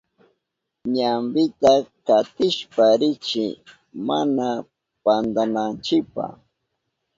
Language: Southern Pastaza Quechua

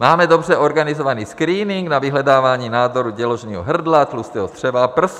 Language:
Czech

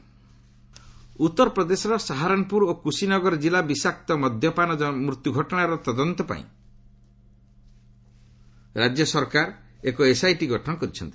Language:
Odia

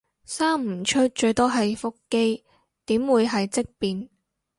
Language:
Cantonese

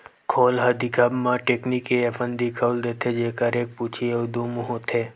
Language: Chhattisgarhi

